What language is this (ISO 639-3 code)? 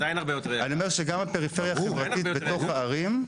heb